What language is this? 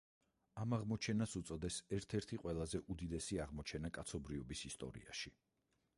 Georgian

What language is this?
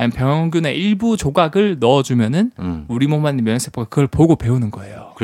Korean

